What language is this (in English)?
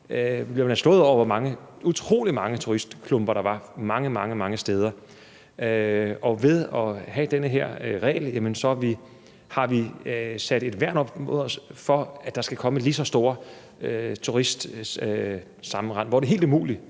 Danish